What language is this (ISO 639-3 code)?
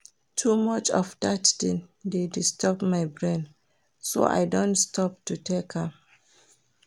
pcm